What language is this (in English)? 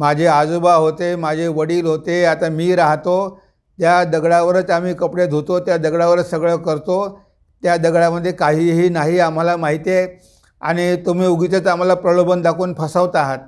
Marathi